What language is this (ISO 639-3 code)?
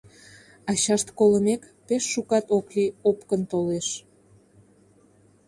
chm